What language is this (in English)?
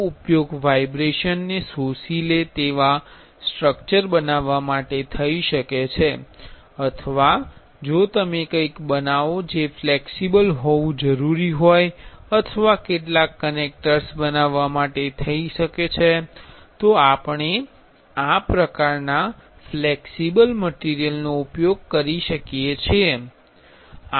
Gujarati